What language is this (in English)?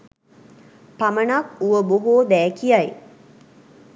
Sinhala